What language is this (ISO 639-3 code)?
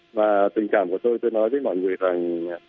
vie